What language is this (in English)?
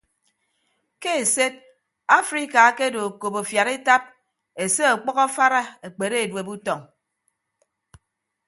Ibibio